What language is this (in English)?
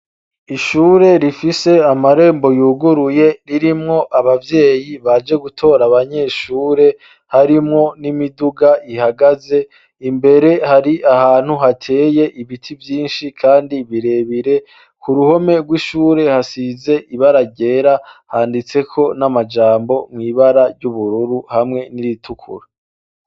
Rundi